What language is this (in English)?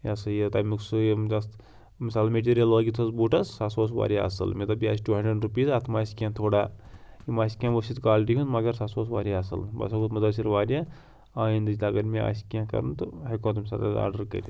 Kashmiri